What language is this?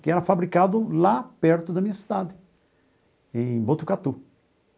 Portuguese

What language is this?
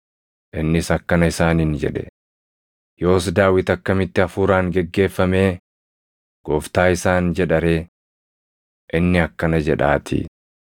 Oromo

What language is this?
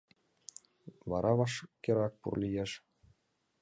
Mari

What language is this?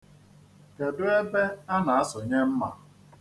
Igbo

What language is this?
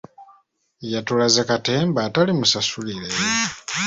Ganda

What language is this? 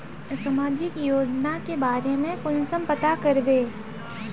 Magahi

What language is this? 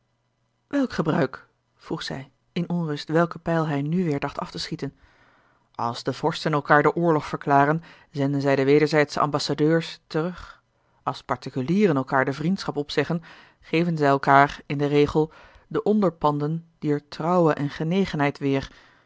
Dutch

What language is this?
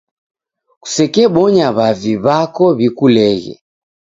Taita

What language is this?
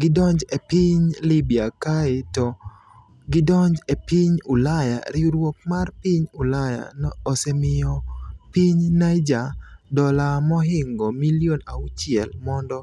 Luo (Kenya and Tanzania)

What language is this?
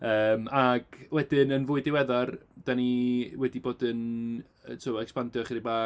Welsh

